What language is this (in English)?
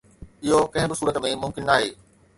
Sindhi